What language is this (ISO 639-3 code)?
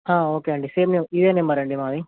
tel